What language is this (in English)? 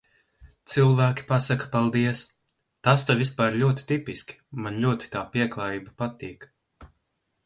Latvian